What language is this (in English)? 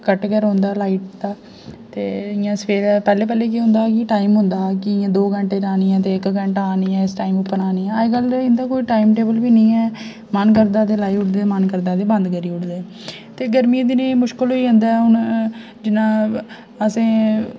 Dogri